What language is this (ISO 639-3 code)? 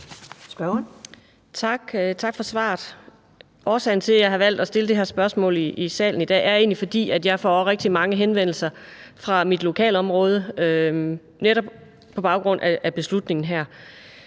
dan